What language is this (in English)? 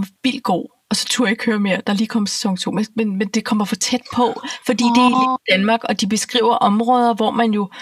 Danish